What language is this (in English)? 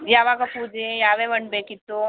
Kannada